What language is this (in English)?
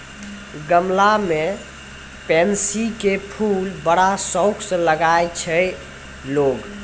Maithili